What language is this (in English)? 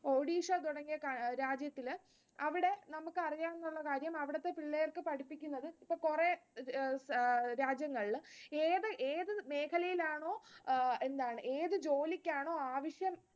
Malayalam